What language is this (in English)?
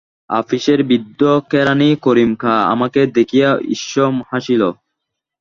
Bangla